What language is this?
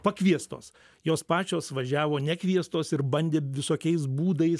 Lithuanian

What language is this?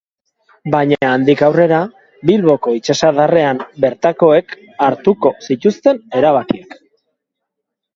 Basque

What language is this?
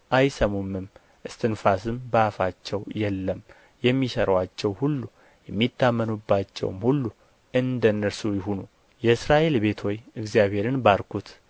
Amharic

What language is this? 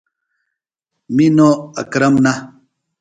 Phalura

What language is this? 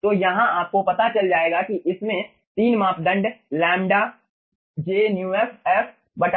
Hindi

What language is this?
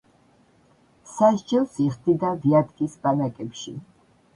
Georgian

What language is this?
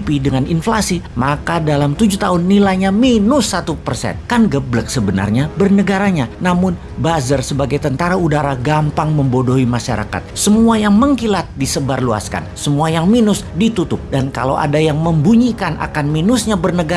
Indonesian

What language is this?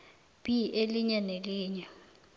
South Ndebele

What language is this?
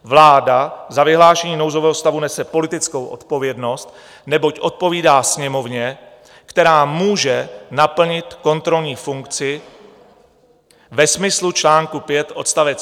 Czech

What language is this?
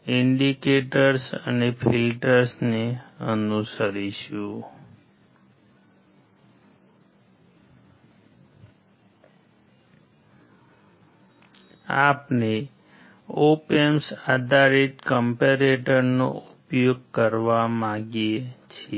Gujarati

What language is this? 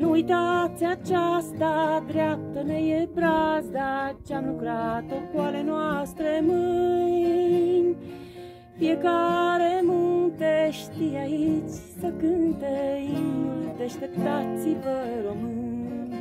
Romanian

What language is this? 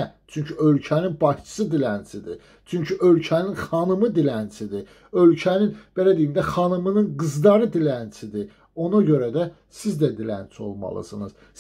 Turkish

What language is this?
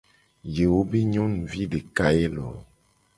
Gen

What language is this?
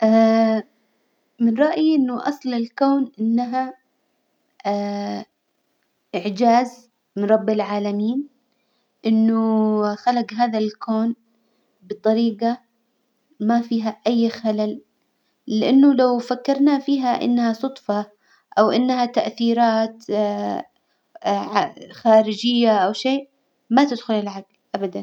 Hijazi Arabic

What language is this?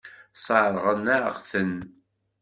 Kabyle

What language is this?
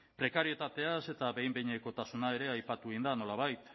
Basque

